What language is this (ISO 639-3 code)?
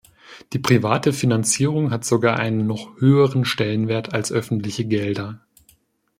deu